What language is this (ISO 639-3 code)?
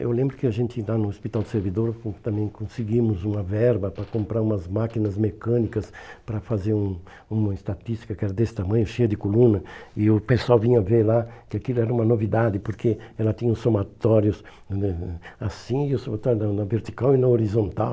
por